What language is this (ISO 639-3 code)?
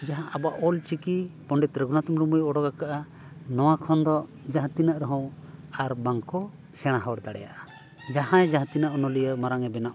sat